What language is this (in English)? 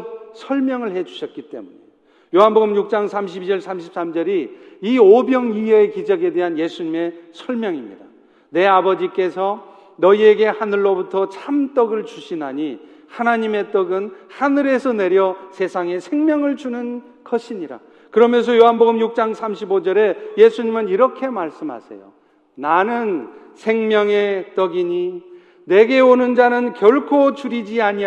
Korean